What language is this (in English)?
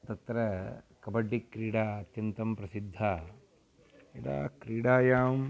Sanskrit